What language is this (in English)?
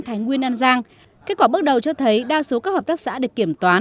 Vietnamese